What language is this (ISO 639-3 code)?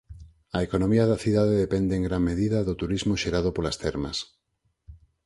glg